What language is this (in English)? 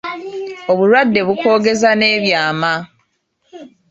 Ganda